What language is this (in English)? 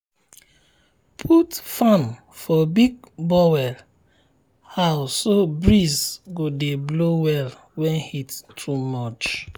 Nigerian Pidgin